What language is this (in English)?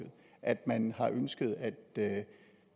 Danish